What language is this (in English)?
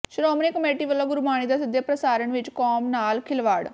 Punjabi